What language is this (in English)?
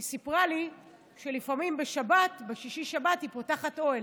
Hebrew